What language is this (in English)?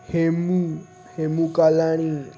Sindhi